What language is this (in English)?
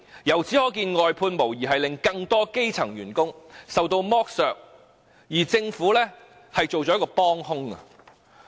Cantonese